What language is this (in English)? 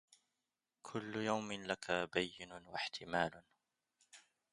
Arabic